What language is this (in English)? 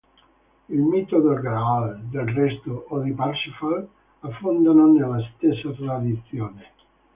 Italian